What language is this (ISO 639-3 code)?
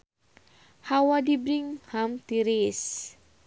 sun